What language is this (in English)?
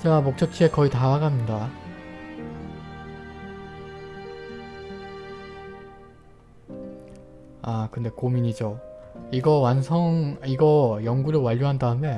Korean